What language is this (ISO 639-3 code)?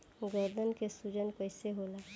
bho